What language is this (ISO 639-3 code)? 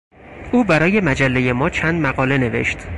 fas